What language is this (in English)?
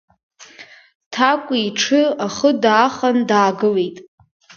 Abkhazian